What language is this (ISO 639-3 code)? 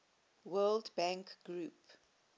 eng